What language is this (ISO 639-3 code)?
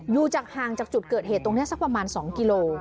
tha